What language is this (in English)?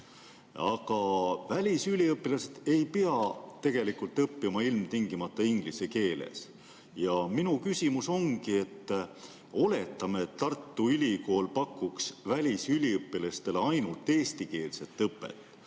Estonian